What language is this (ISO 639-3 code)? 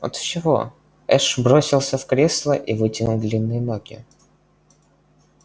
rus